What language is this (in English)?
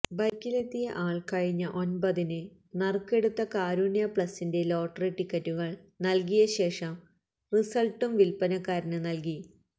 Malayalam